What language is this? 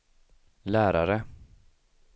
Swedish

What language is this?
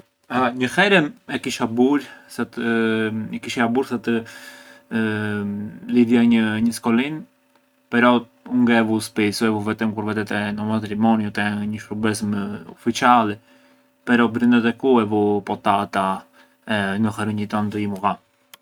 Arbëreshë Albanian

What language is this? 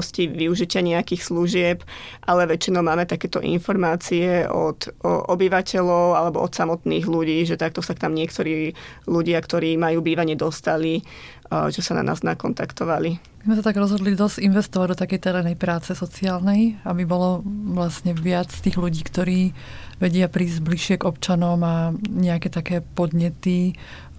Slovak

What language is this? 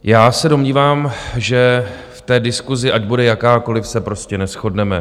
Czech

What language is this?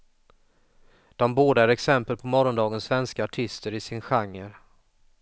Swedish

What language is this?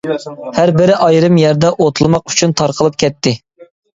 Uyghur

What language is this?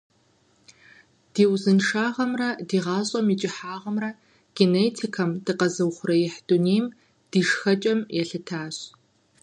Kabardian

